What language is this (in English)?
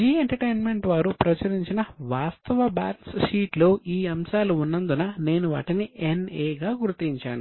Telugu